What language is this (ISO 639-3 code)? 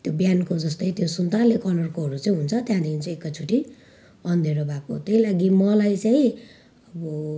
nep